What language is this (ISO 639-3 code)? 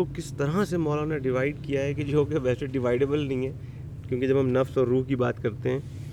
urd